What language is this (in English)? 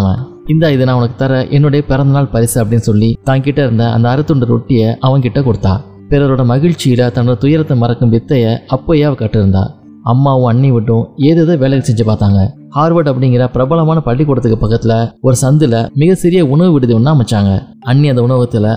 Tamil